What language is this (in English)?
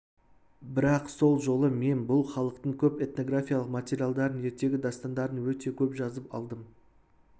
Kazakh